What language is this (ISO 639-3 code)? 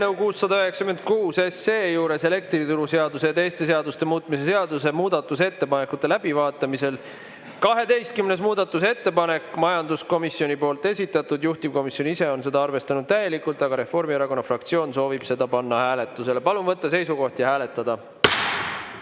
est